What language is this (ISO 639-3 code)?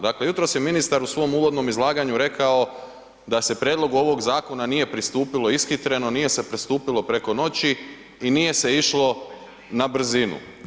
hrv